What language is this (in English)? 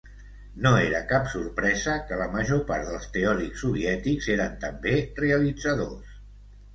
Catalan